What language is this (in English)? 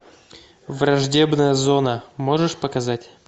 Russian